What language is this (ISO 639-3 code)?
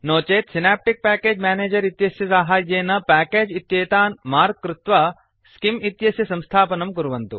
san